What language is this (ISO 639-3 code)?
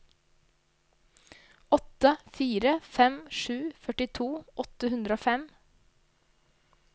nor